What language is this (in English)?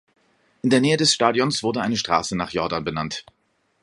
German